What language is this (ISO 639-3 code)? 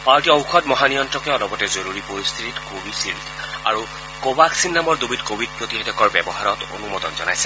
asm